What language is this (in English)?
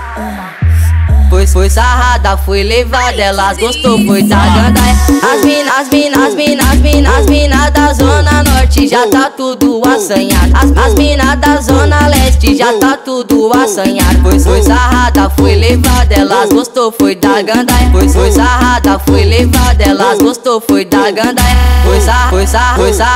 Portuguese